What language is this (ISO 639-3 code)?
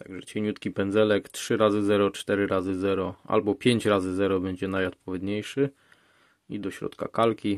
pol